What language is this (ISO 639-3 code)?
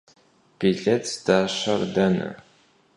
kbd